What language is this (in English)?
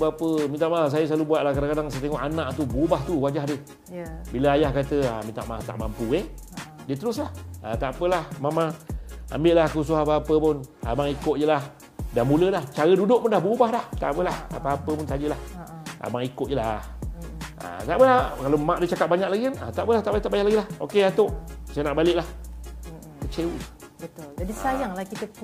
Malay